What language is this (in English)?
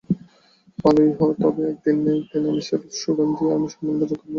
Bangla